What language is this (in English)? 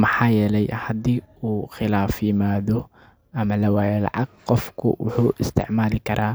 Somali